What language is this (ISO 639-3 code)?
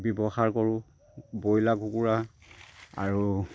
asm